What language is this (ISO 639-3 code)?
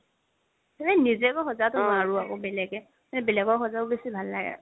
asm